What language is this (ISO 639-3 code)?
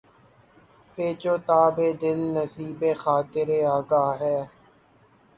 urd